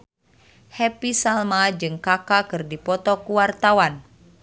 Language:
Sundanese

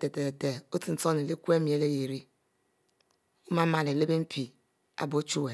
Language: Mbe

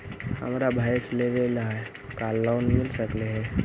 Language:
Magahi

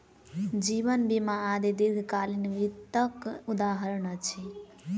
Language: Maithili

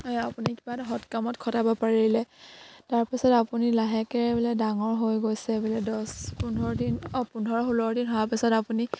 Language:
Assamese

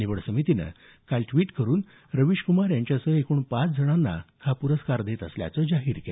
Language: Marathi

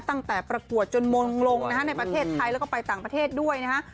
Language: Thai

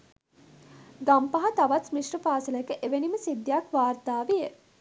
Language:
Sinhala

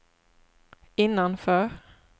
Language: Swedish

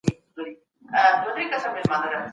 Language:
Pashto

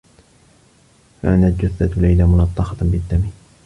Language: Arabic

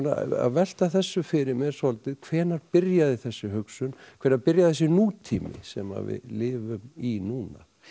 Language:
Icelandic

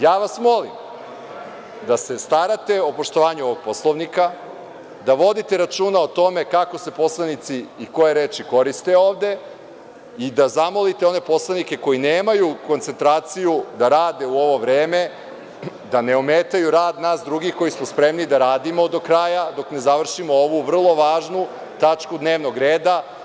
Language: Serbian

